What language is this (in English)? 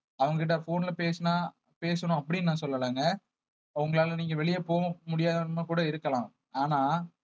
Tamil